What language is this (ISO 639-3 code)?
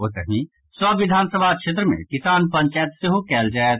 mai